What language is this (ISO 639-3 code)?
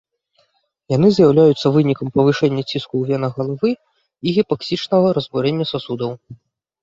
bel